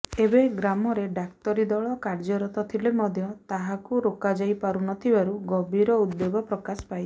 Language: Odia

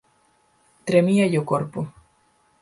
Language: Galician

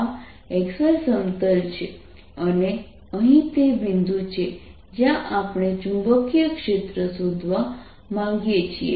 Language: Gujarati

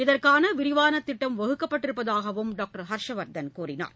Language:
Tamil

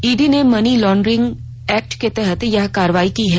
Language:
Hindi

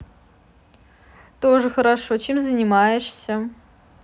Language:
Russian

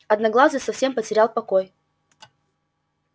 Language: Russian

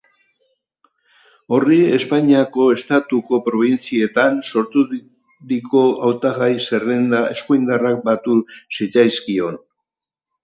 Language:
Basque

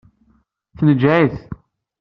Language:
Kabyle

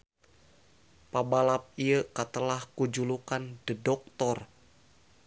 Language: Sundanese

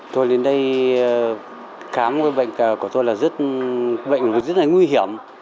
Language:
Vietnamese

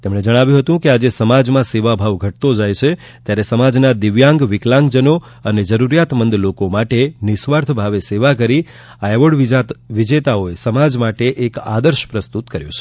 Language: Gujarati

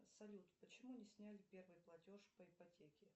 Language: Russian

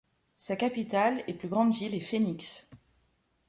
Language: French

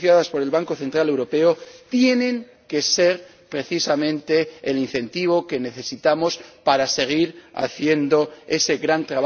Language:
Spanish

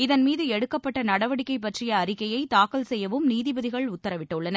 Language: Tamil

